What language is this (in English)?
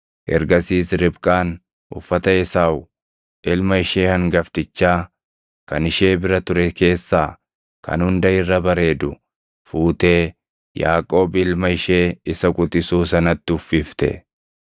Oromo